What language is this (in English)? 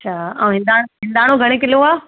Sindhi